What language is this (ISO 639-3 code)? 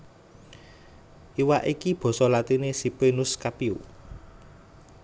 jav